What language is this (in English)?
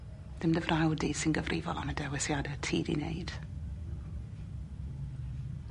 Welsh